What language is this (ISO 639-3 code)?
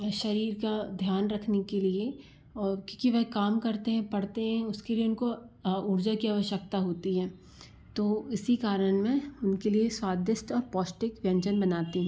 hin